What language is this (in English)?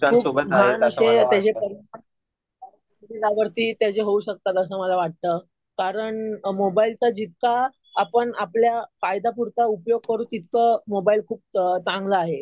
Marathi